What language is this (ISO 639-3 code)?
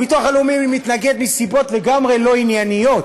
heb